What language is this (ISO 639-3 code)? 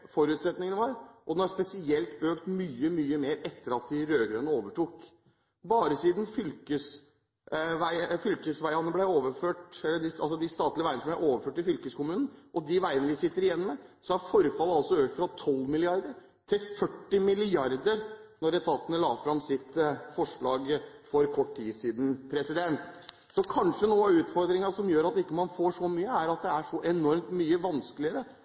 nob